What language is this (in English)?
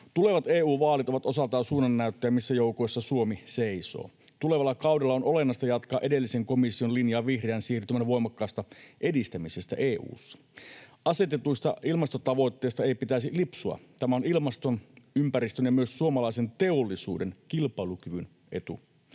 Finnish